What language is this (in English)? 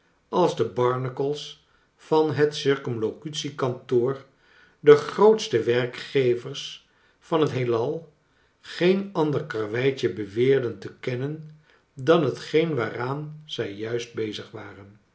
Dutch